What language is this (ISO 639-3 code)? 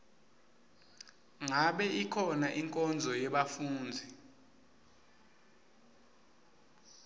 ssw